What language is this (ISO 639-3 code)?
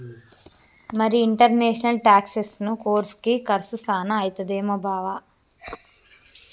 tel